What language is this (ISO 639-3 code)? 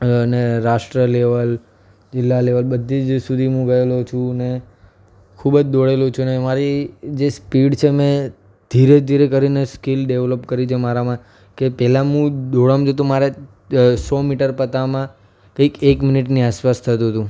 guj